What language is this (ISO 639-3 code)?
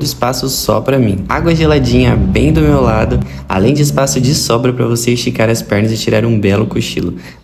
por